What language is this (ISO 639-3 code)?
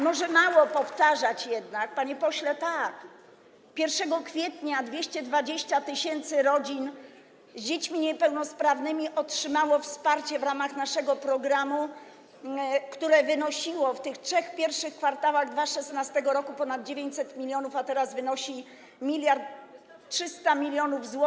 pol